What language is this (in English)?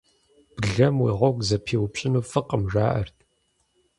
Kabardian